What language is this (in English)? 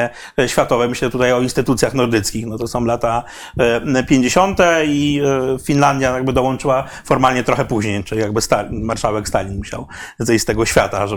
Polish